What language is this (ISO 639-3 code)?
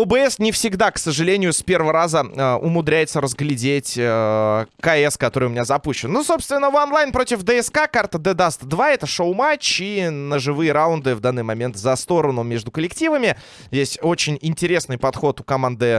rus